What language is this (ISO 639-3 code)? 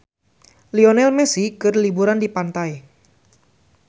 sun